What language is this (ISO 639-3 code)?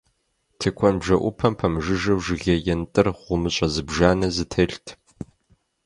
kbd